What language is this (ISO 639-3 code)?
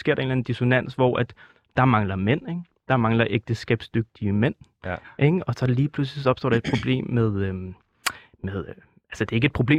dan